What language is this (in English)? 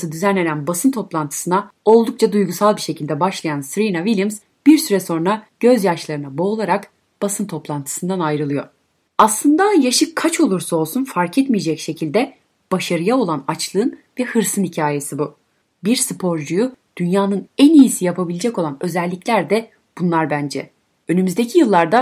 Turkish